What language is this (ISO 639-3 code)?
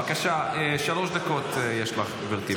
heb